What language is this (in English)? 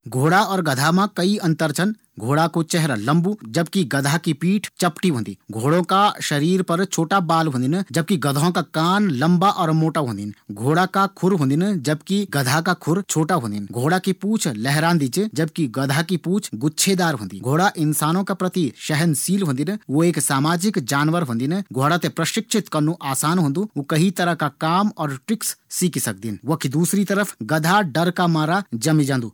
Garhwali